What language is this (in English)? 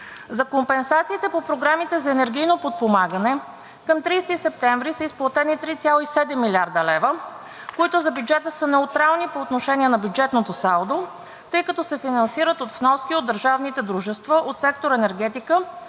Bulgarian